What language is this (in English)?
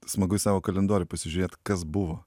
Lithuanian